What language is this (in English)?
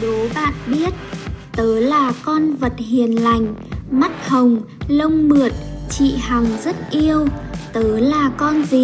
Vietnamese